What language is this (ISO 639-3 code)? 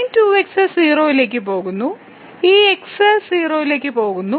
mal